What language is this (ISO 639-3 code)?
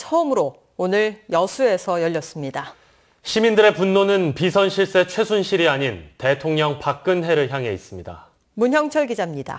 kor